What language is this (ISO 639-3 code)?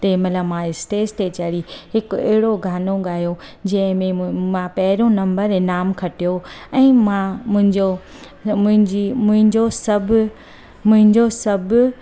snd